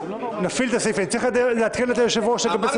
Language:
Hebrew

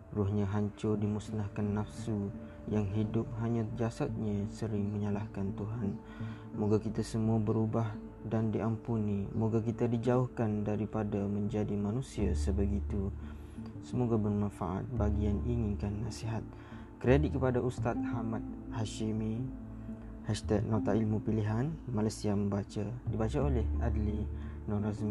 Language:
Malay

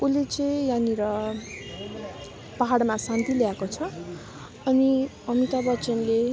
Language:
Nepali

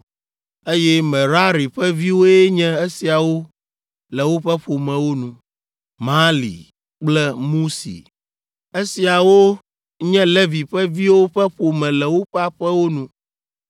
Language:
Ewe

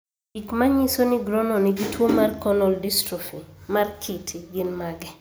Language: Luo (Kenya and Tanzania)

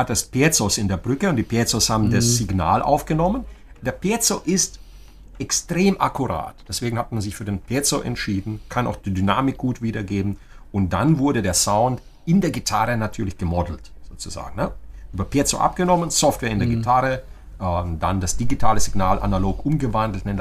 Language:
German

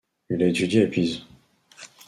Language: French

